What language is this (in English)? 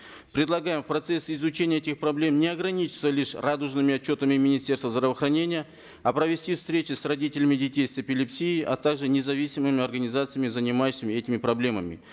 Kazakh